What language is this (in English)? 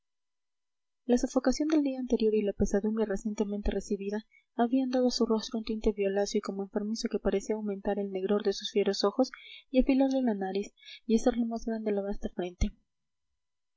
Spanish